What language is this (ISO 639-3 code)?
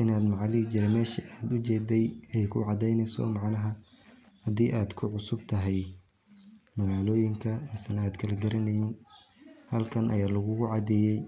som